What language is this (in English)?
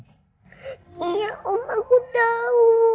Indonesian